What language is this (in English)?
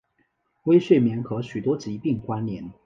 Chinese